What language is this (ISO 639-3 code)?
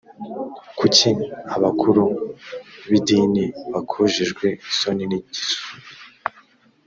kin